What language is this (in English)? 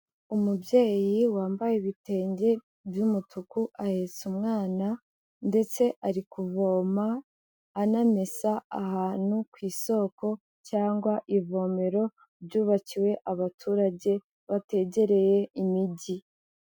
Kinyarwanda